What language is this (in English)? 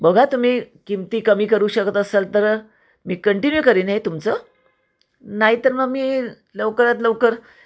Marathi